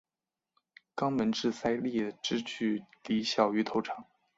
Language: Chinese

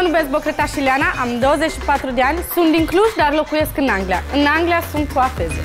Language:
Romanian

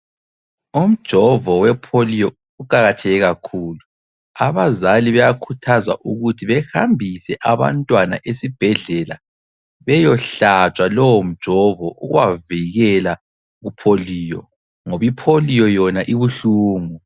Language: North Ndebele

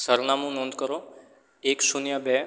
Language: Gujarati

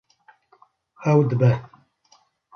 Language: Kurdish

